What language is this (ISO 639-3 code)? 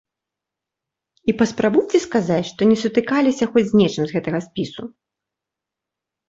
bel